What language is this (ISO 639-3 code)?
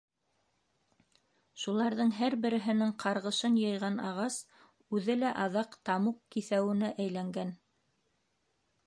bak